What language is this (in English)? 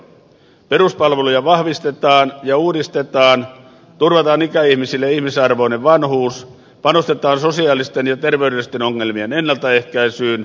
Finnish